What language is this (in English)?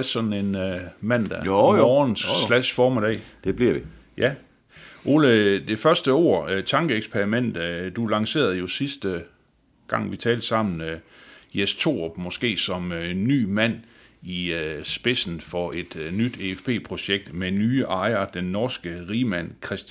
Danish